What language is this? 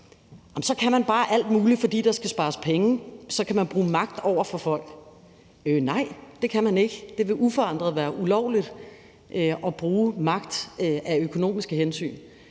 Danish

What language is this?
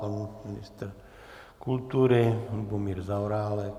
Czech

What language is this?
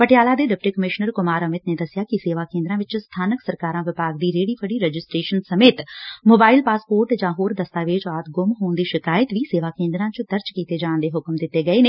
Punjabi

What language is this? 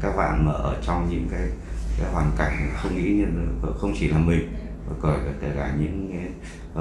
Vietnamese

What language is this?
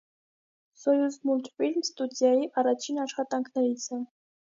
Armenian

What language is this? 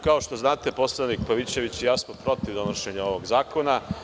Serbian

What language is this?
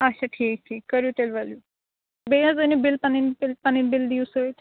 Kashmiri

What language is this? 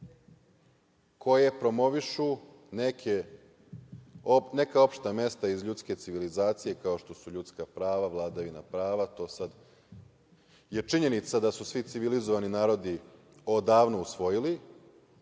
Serbian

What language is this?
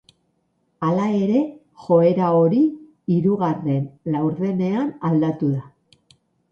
Basque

